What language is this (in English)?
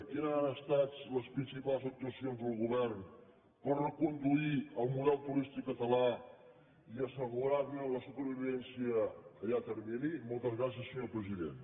Catalan